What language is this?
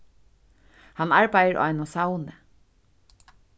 Faroese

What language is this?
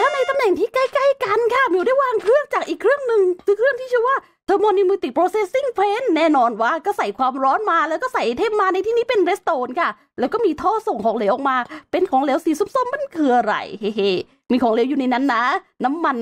Thai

